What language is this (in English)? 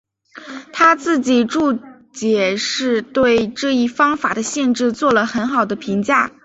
Chinese